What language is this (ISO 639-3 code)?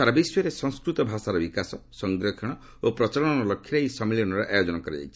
ori